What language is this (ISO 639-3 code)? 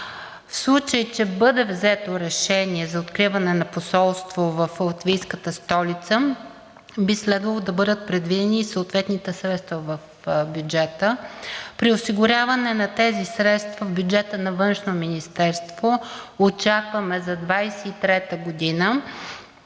bul